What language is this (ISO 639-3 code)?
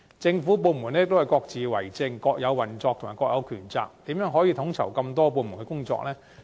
yue